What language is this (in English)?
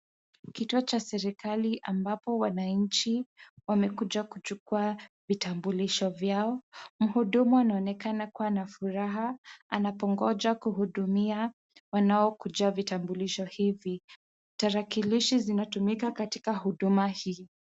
Swahili